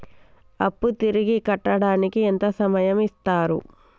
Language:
Telugu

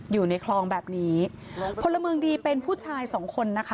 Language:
Thai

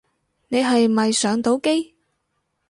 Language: Cantonese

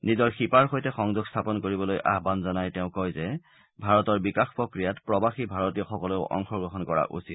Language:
Assamese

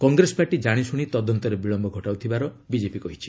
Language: Odia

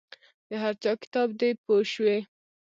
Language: Pashto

